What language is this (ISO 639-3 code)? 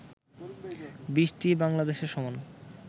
ben